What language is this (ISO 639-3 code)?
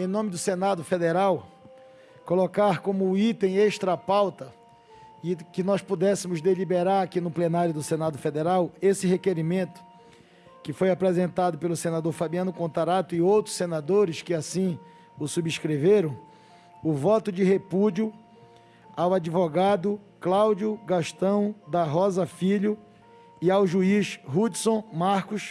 por